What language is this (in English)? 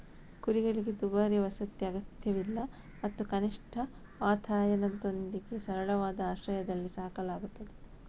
Kannada